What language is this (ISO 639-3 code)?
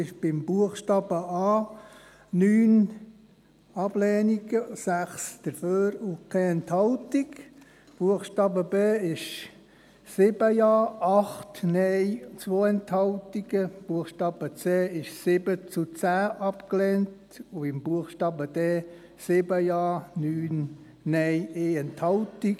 gsw